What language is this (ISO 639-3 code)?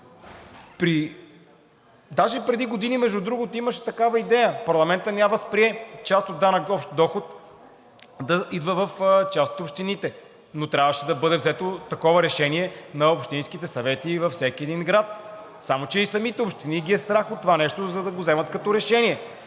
bul